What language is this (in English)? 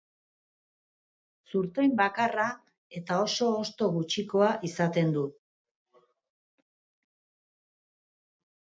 Basque